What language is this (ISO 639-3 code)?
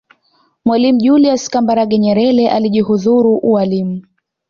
swa